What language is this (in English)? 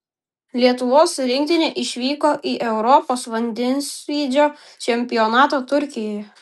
Lithuanian